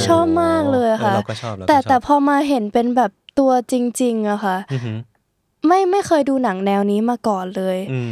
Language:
Thai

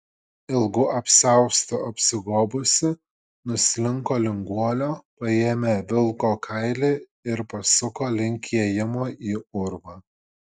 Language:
Lithuanian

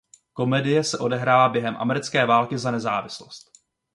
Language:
Czech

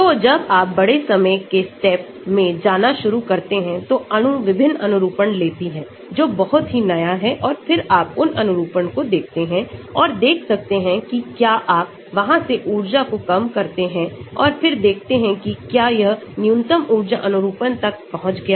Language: Hindi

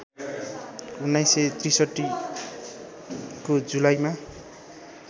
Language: Nepali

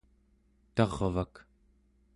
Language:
Central Yupik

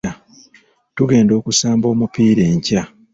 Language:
Ganda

